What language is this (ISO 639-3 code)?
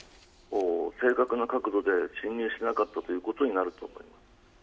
jpn